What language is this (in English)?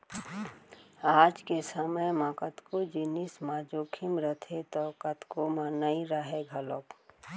Chhattisgarhi